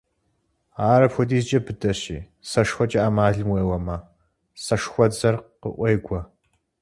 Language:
Kabardian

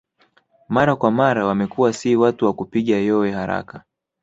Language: Swahili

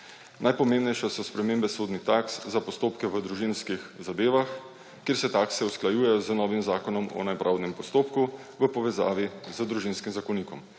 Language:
Slovenian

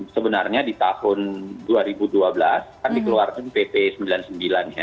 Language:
Indonesian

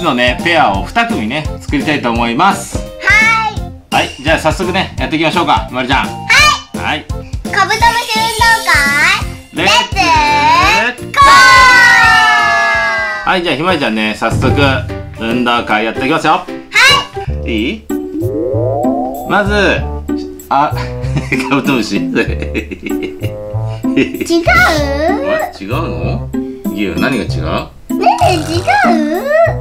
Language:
Japanese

